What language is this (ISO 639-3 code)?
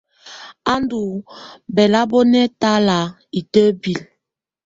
tvu